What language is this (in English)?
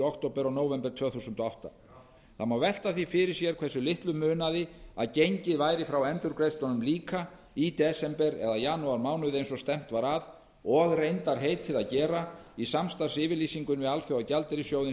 Icelandic